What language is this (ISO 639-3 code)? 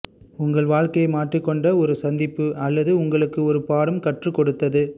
tam